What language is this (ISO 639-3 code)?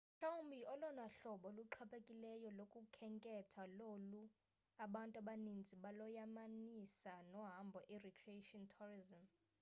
xho